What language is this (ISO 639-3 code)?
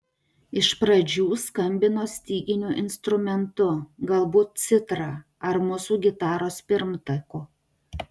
lit